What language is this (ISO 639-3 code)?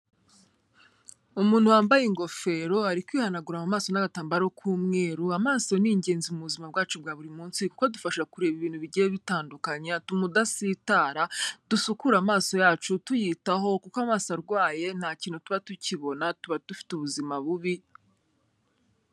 kin